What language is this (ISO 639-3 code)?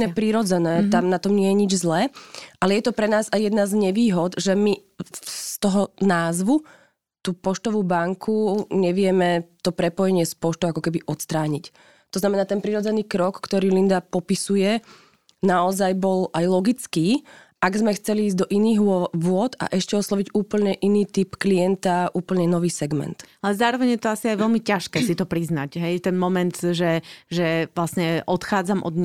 slk